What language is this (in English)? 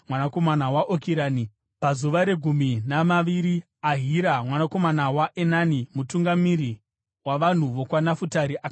Shona